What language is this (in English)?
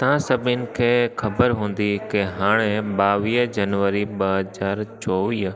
Sindhi